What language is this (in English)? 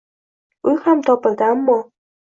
Uzbek